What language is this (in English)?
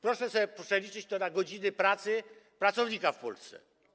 Polish